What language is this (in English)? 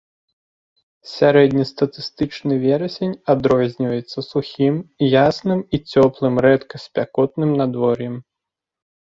Belarusian